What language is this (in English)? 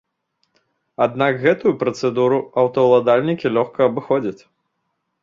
Belarusian